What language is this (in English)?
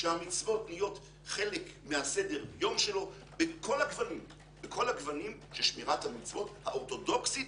Hebrew